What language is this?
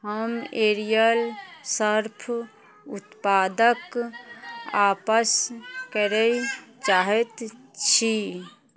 Maithili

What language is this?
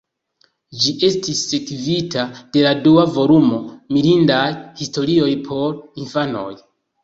Esperanto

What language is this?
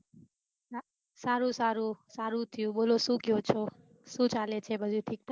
Gujarati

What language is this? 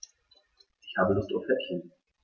German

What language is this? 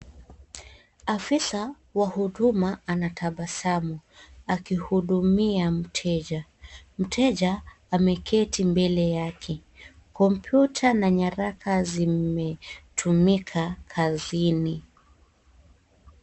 Swahili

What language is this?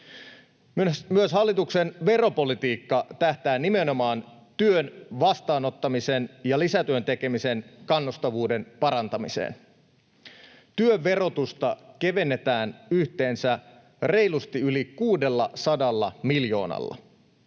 Finnish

